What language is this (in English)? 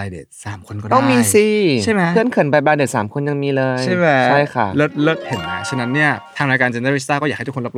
Thai